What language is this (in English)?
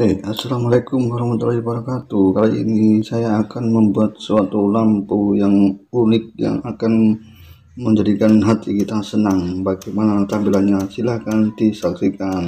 Indonesian